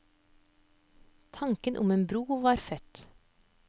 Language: Norwegian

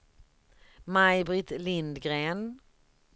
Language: Swedish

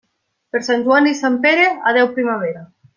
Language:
Catalan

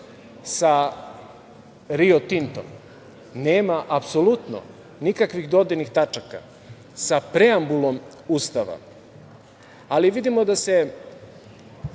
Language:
Serbian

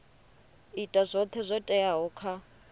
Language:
Venda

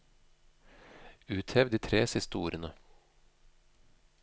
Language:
Norwegian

